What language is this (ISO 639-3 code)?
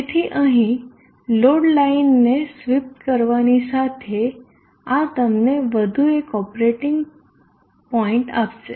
guj